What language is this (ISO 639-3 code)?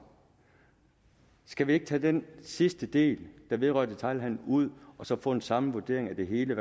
dan